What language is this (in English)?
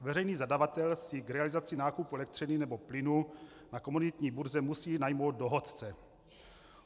Czech